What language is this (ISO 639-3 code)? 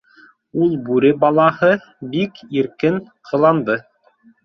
bak